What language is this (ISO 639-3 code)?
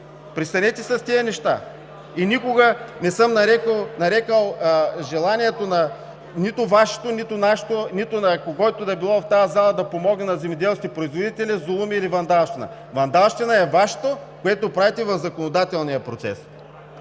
bul